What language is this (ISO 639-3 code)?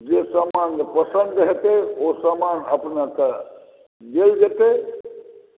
mai